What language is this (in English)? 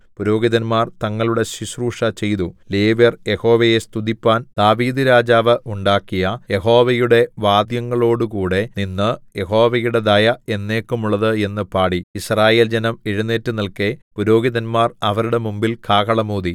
Malayalam